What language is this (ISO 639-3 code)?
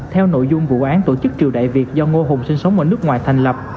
vie